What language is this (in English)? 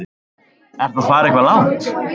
Icelandic